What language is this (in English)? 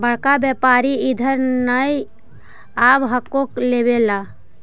Magahi